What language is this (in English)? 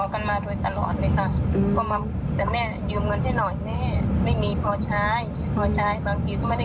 Thai